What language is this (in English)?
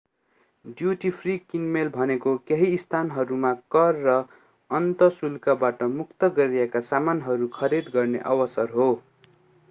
Nepali